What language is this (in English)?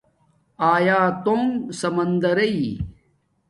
Domaaki